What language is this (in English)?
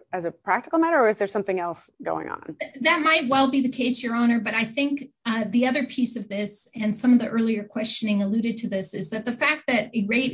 English